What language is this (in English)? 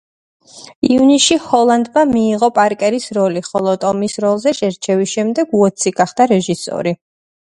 Georgian